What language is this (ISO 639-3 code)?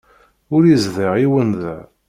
kab